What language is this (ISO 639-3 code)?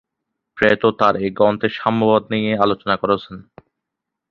ben